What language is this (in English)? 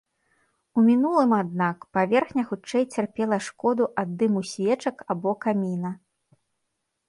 Belarusian